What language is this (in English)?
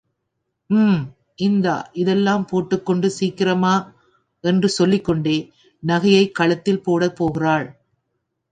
Tamil